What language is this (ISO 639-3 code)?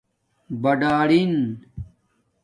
dmk